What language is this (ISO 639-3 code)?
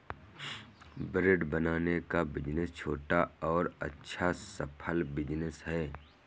hin